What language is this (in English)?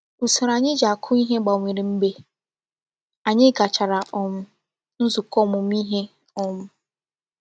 Igbo